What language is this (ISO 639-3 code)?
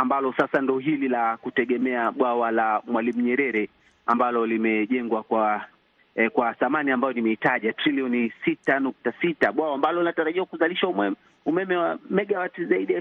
swa